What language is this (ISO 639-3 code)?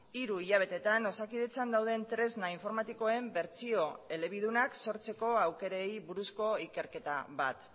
eus